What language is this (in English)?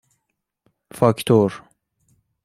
Persian